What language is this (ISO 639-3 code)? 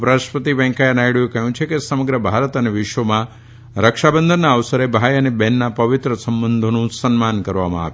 guj